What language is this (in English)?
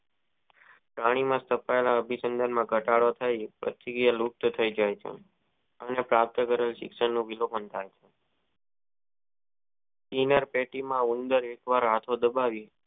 Gujarati